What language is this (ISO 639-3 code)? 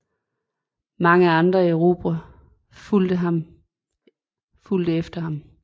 dan